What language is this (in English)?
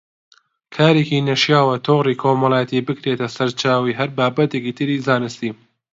Central Kurdish